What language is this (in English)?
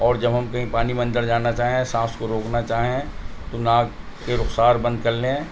Urdu